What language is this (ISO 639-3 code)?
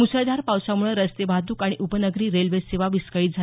mar